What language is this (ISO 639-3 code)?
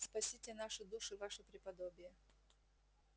rus